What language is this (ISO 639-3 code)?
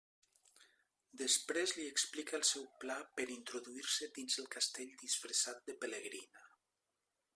cat